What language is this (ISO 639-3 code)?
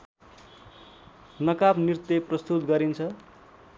nep